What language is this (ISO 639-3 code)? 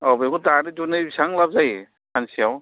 brx